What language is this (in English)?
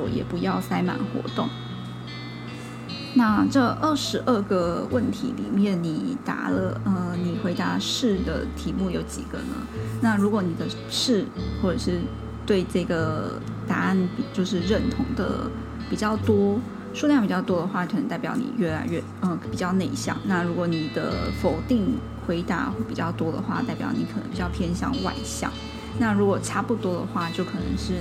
Chinese